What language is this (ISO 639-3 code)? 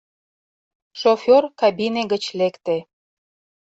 chm